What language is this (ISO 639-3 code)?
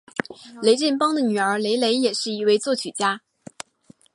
zho